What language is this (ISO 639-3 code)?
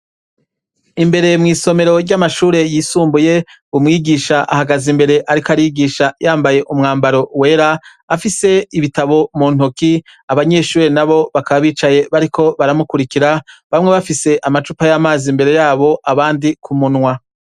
run